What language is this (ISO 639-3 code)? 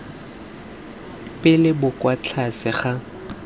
tsn